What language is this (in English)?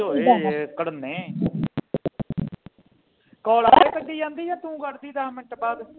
Punjabi